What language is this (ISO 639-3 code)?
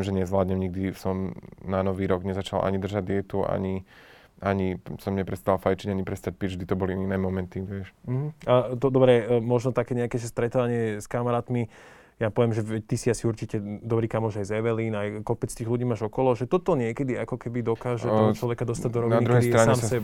slk